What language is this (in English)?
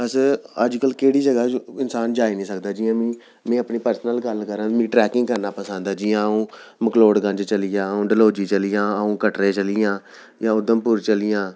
Dogri